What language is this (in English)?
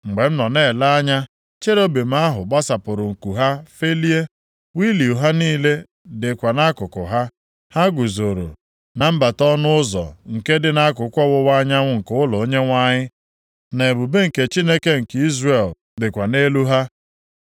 Igbo